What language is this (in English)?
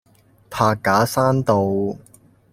Cantonese